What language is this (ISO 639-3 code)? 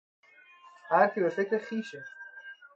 fas